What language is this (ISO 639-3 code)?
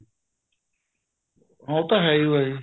pan